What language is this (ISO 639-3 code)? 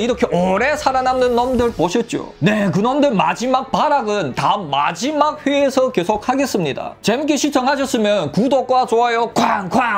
kor